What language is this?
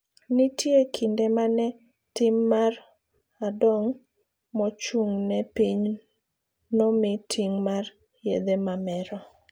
Luo (Kenya and Tanzania)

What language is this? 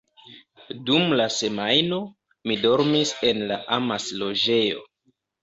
Esperanto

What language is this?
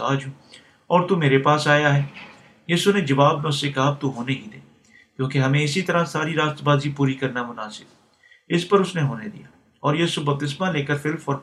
Urdu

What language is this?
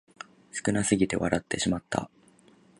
Japanese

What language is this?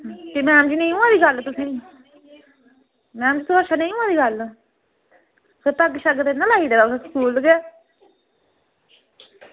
Dogri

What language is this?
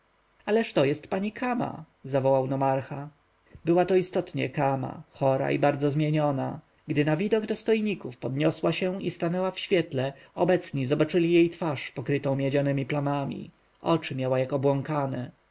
Polish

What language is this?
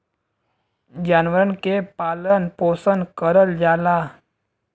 Bhojpuri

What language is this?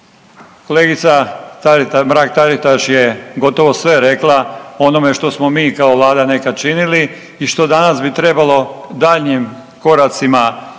Croatian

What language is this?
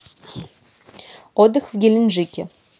Russian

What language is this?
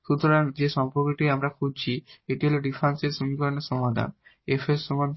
Bangla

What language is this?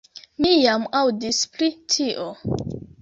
Esperanto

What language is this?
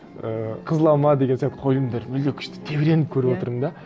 Kazakh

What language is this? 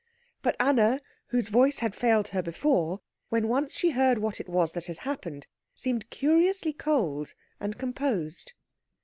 English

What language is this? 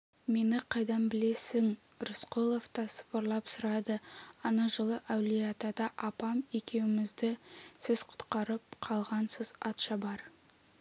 Kazakh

